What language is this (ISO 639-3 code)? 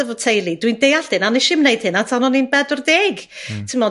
cym